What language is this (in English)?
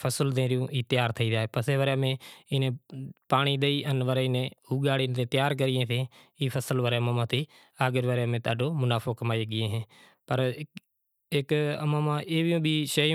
Kachi Koli